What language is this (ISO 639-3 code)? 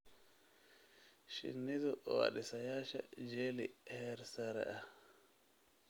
som